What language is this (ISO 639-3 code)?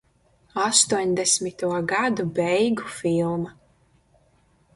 lav